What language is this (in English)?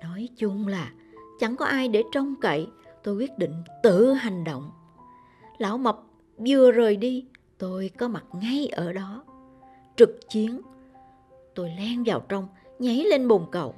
Vietnamese